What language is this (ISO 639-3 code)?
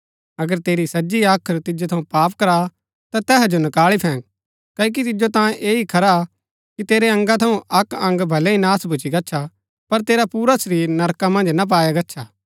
gbk